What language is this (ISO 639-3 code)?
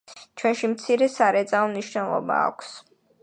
kat